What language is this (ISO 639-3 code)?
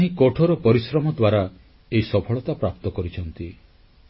ori